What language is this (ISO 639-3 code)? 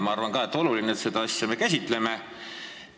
est